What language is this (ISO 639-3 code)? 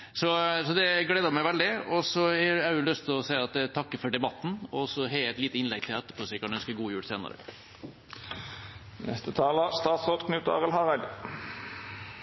nno